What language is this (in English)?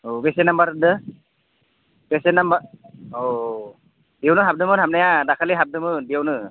Bodo